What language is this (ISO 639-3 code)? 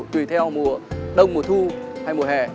vie